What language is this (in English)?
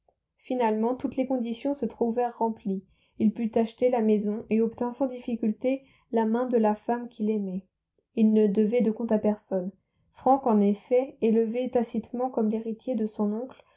French